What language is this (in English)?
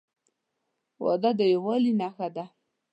Pashto